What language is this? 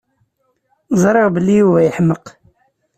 Kabyle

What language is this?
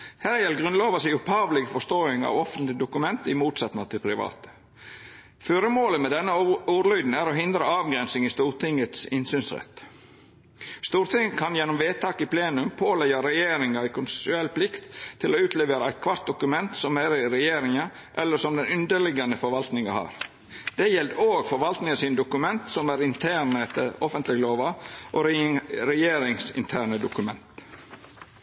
Norwegian Nynorsk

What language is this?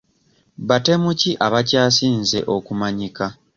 Ganda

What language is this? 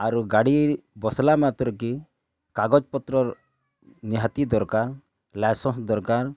Odia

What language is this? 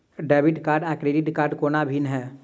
Maithili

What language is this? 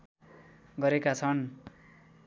Nepali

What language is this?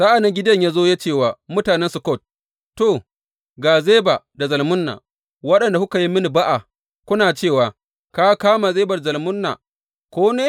Hausa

